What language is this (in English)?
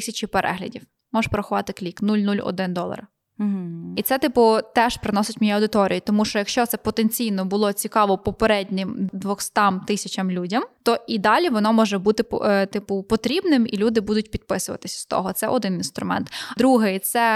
Ukrainian